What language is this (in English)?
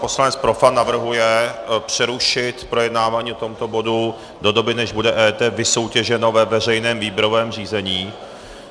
Czech